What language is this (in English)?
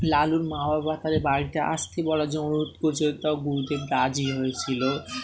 Bangla